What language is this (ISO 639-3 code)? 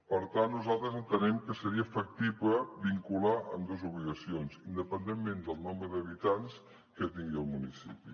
cat